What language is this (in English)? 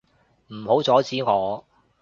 Cantonese